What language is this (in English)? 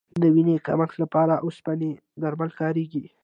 Pashto